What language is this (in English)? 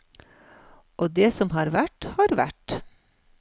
Norwegian